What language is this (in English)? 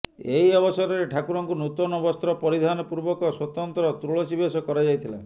Odia